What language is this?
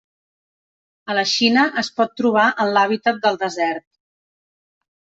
Catalan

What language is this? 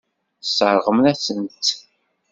Kabyle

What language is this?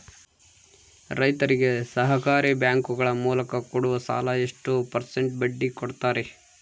Kannada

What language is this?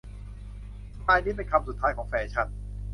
Thai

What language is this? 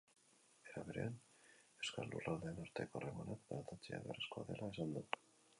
Basque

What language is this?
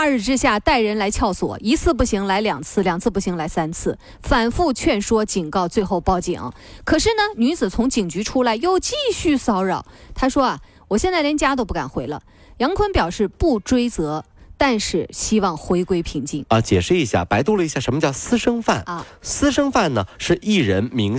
Chinese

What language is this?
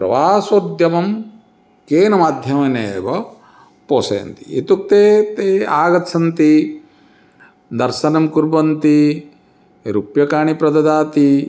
Sanskrit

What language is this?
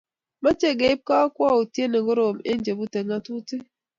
Kalenjin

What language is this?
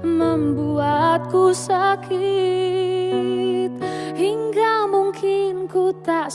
Indonesian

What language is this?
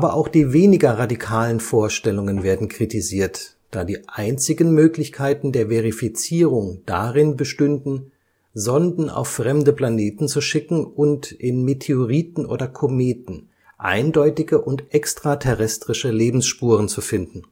German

